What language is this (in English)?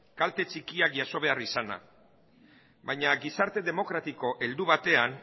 Basque